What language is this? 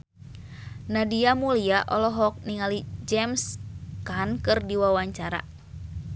Sundanese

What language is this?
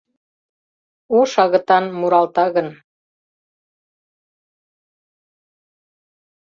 Mari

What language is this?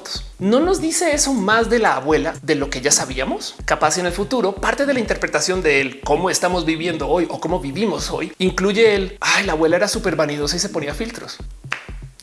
Spanish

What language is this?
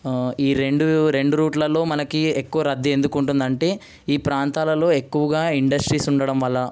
Telugu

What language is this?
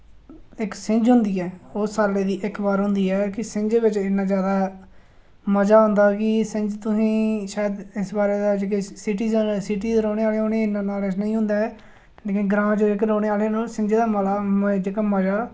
Dogri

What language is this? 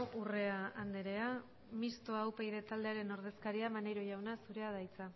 Basque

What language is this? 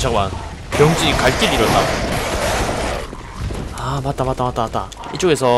Korean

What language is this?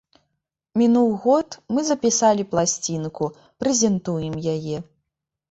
Belarusian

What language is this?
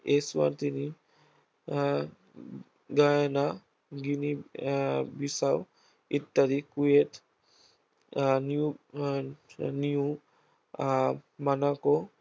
Bangla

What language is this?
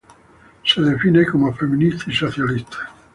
Spanish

